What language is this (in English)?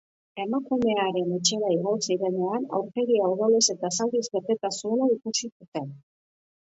Basque